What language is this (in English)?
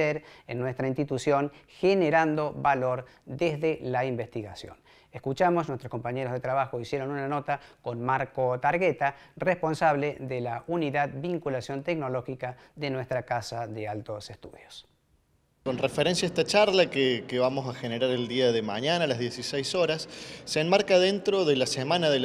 Spanish